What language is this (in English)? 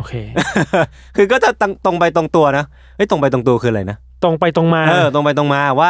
Thai